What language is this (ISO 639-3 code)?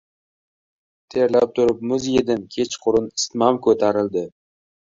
uzb